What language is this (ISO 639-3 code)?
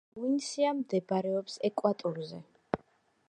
kat